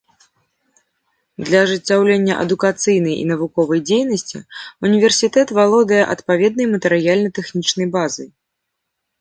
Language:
Belarusian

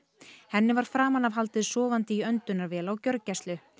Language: Icelandic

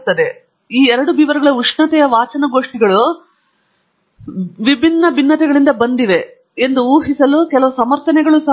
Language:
Kannada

